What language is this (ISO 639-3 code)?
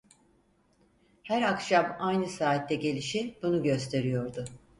tur